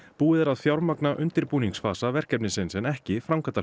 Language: Icelandic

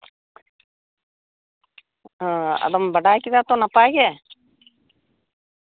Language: Santali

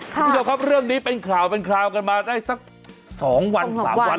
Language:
Thai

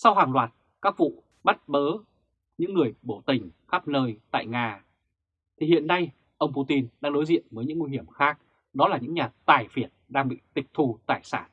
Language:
Vietnamese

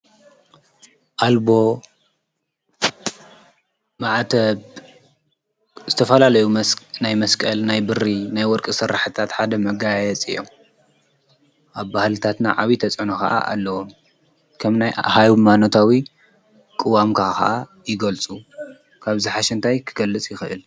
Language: Tigrinya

